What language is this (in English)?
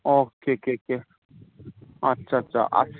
Manipuri